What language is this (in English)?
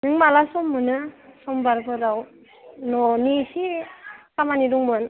Bodo